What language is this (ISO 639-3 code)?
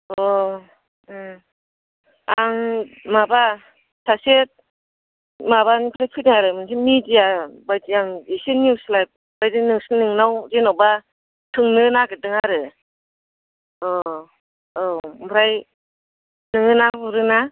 brx